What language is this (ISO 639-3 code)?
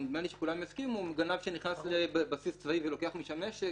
heb